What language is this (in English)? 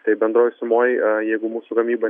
Lithuanian